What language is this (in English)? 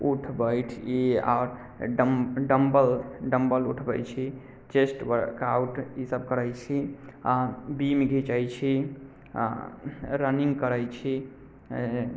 Maithili